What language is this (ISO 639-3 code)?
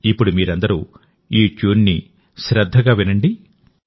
tel